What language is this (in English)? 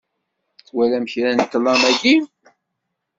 Kabyle